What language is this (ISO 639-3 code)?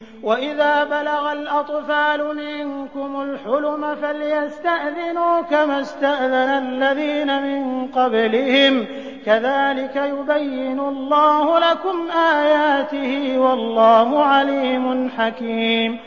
ara